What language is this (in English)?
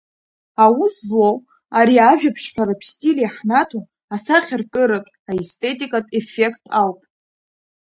Abkhazian